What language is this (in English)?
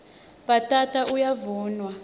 Swati